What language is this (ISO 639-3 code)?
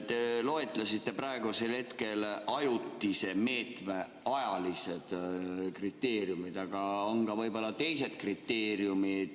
est